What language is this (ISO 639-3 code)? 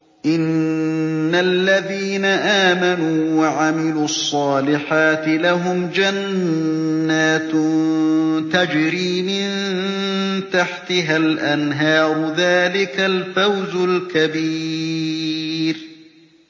ara